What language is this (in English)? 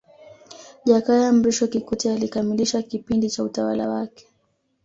Swahili